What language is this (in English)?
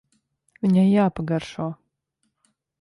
Latvian